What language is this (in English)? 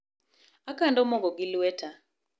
Luo (Kenya and Tanzania)